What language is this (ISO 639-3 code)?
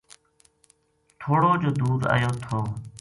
gju